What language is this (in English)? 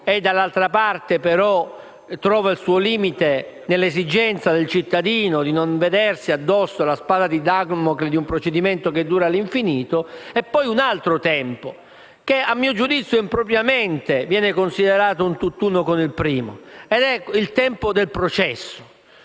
Italian